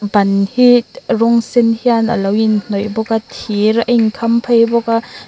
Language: Mizo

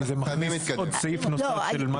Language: Hebrew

